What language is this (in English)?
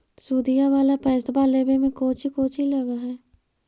Magahi